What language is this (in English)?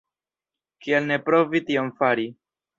Esperanto